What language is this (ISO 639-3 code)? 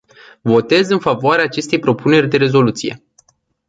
ron